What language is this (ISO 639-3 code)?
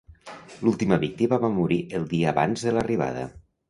cat